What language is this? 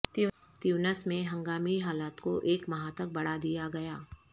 Urdu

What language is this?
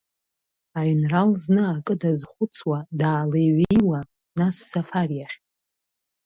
Abkhazian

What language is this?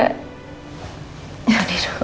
Indonesian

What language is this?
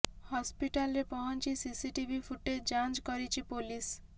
Odia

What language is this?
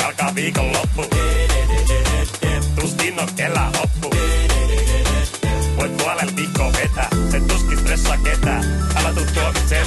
Finnish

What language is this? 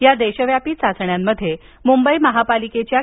Marathi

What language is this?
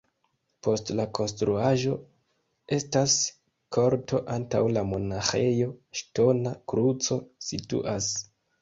Esperanto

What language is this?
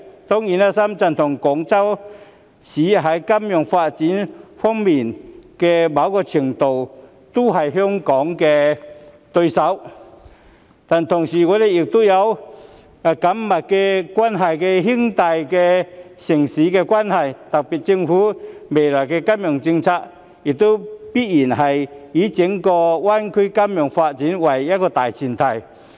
Cantonese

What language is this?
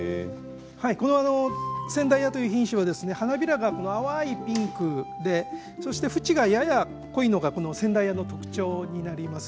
Japanese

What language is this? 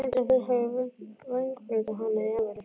Icelandic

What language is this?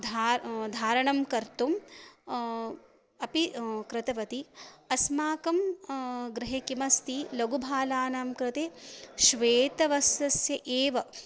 Sanskrit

